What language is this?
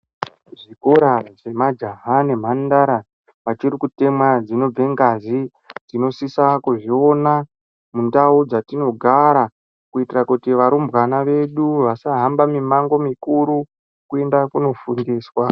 Ndau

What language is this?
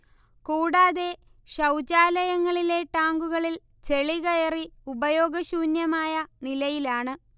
Malayalam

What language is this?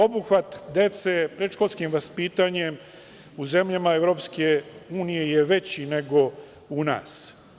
Serbian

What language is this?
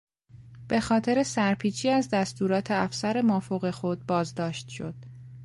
Persian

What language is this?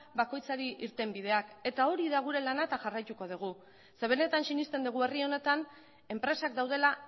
Basque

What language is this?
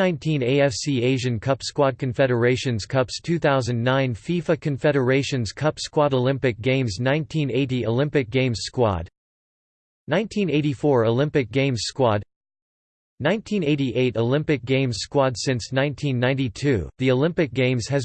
English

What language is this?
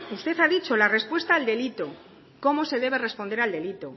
Spanish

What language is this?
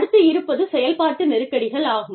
Tamil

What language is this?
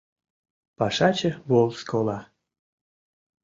Mari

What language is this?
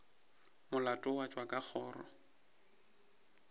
Northern Sotho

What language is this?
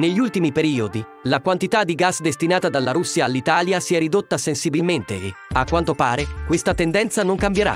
Italian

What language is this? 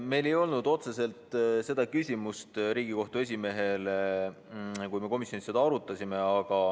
Estonian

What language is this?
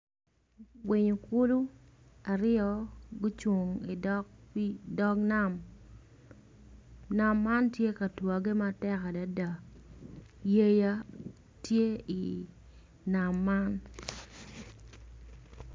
Acoli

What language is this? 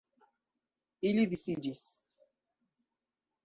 Esperanto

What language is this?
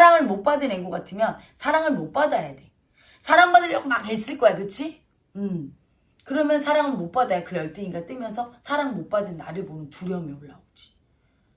Korean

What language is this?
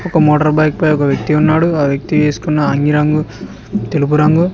Telugu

